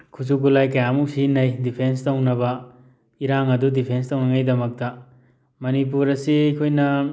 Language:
Manipuri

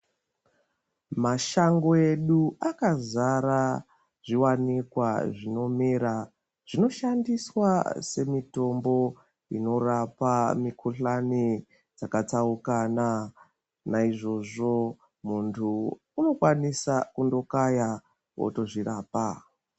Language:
Ndau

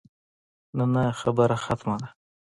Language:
Pashto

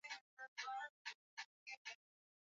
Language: Swahili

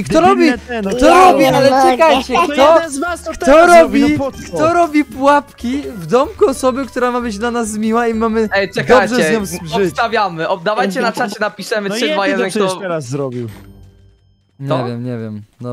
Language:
Polish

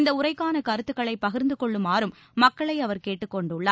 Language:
Tamil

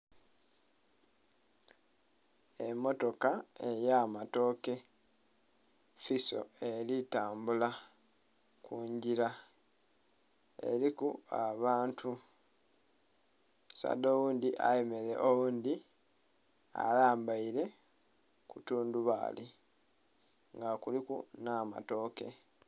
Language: Soga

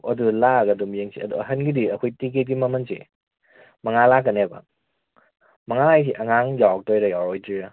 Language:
Manipuri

